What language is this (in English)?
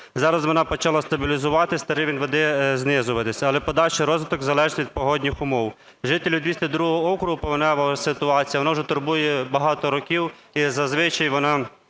Ukrainian